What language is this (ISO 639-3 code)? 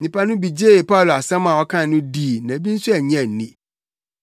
aka